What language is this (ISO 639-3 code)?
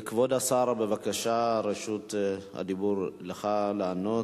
heb